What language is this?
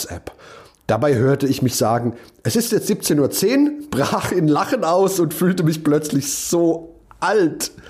German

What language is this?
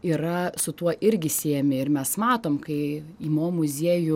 Lithuanian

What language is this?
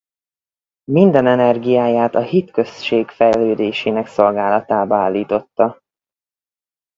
Hungarian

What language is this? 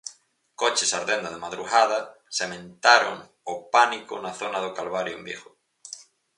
Galician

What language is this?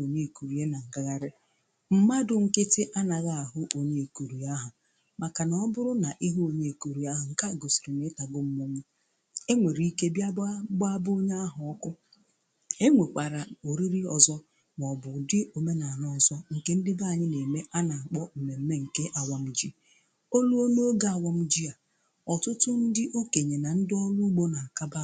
Igbo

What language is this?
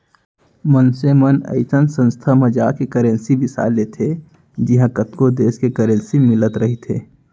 Chhattisgarhi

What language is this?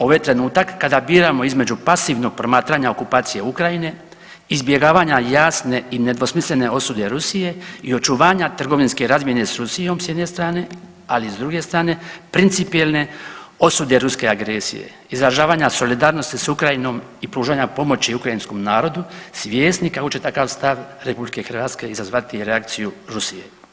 Croatian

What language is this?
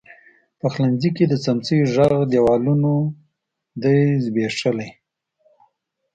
Pashto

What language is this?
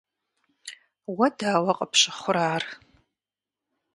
Kabardian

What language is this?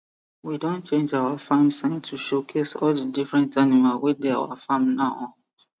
Nigerian Pidgin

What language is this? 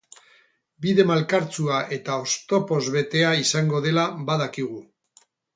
Basque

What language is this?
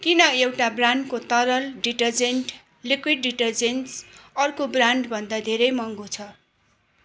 Nepali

